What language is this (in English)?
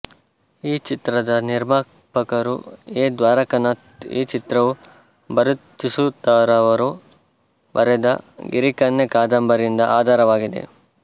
Kannada